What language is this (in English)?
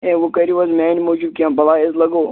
Kashmiri